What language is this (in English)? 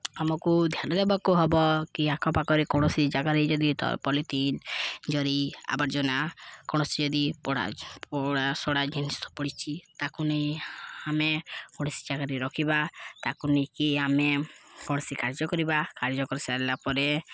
Odia